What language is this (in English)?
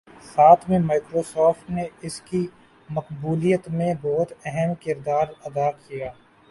Urdu